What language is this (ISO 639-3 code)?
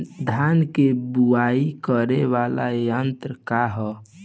bho